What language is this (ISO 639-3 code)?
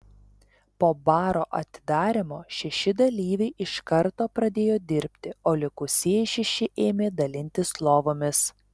lit